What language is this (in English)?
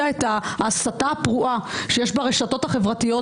Hebrew